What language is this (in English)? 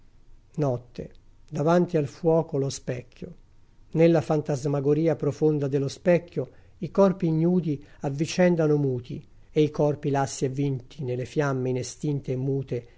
Italian